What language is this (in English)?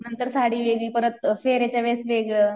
Marathi